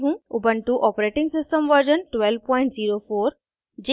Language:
Hindi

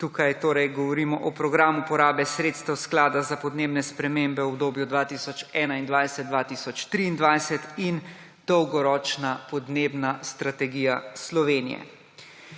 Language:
Slovenian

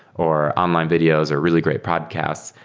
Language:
English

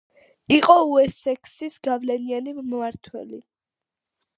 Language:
Georgian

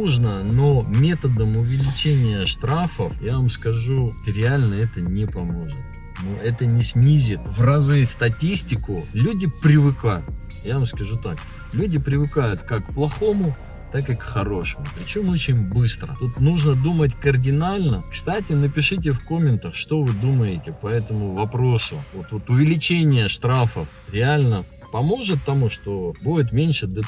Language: Russian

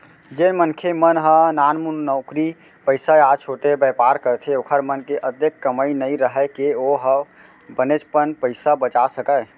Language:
Chhattisgarhi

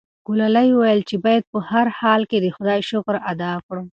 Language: Pashto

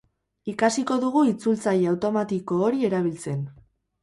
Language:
Basque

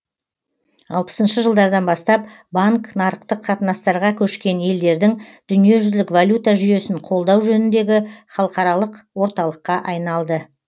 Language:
Kazakh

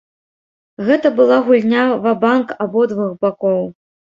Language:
Belarusian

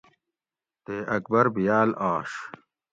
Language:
Gawri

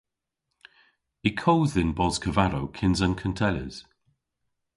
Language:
Cornish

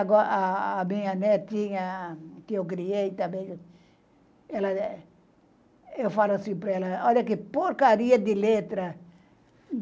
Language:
Portuguese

